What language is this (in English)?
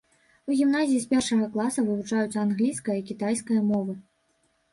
Belarusian